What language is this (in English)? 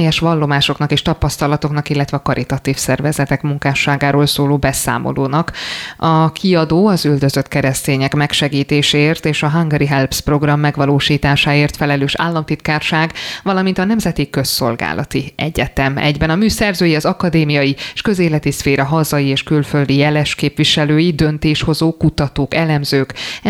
Hungarian